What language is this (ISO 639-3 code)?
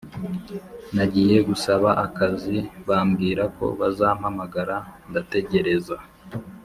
kin